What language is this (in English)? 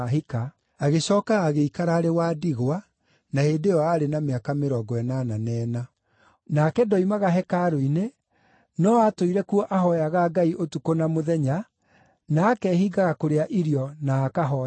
Kikuyu